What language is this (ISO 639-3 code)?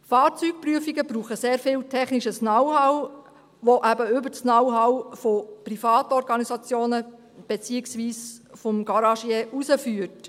gsw